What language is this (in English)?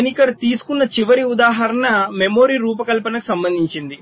Telugu